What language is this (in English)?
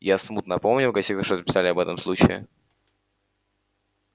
Russian